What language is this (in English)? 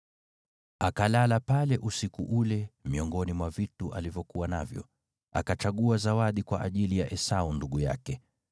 Swahili